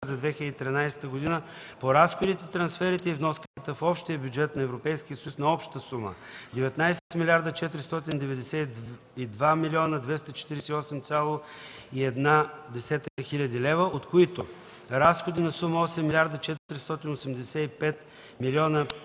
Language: Bulgarian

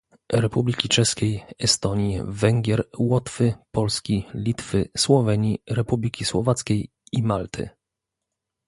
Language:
Polish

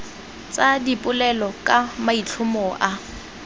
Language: Tswana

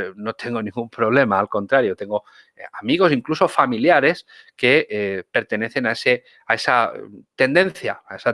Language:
Spanish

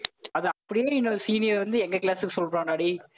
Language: Tamil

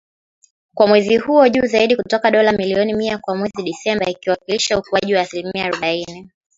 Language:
Swahili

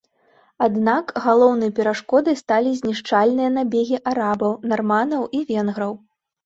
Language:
Belarusian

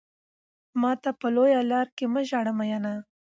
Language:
Pashto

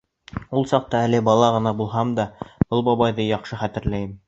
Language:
Bashkir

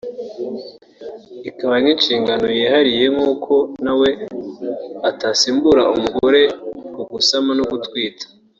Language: Kinyarwanda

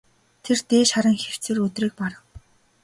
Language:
Mongolian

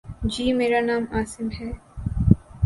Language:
Urdu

